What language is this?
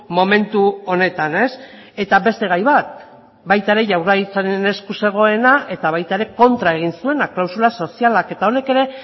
Basque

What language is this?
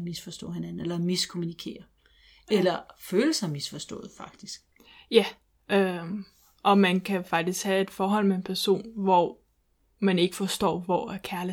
Danish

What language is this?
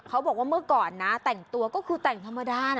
Thai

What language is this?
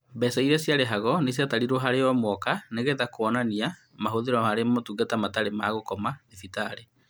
Kikuyu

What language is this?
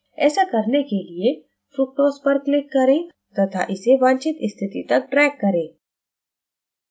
Hindi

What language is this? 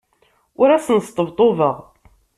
Kabyle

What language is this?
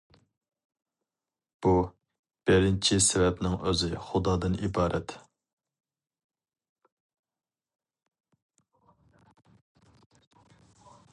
Uyghur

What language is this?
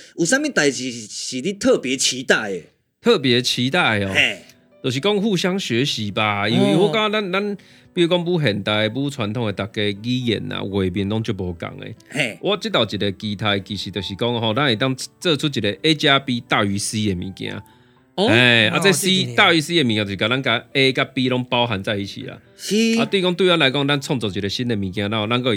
Chinese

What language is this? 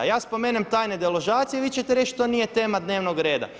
Croatian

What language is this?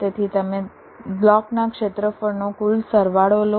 Gujarati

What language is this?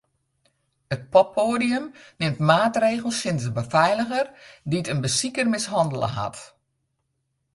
Western Frisian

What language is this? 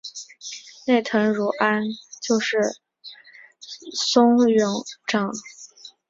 Chinese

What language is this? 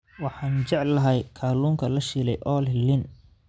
Somali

